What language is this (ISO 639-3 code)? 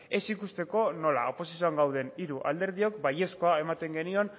eus